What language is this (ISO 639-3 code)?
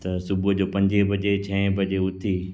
snd